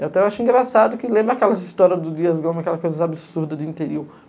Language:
Portuguese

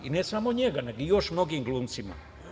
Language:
Serbian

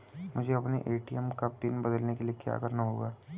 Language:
Hindi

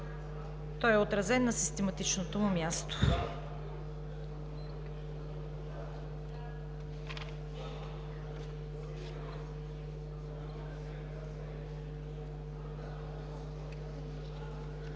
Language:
Bulgarian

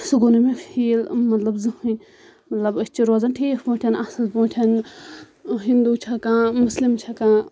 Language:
Kashmiri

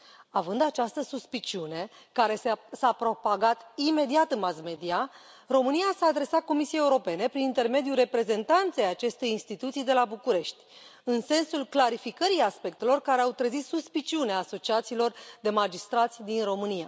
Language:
Romanian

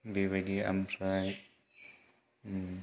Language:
Bodo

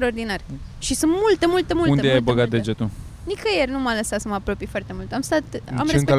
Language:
Romanian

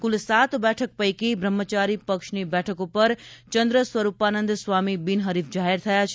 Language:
Gujarati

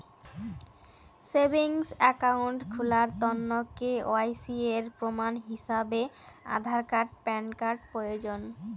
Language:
Bangla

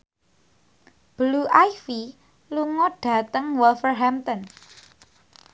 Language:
Javanese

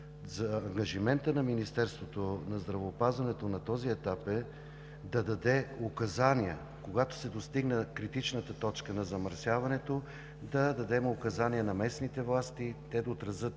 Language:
Bulgarian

